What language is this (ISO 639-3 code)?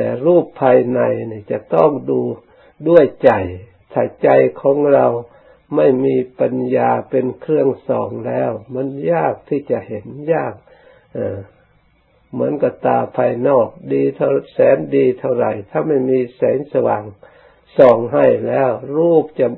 tha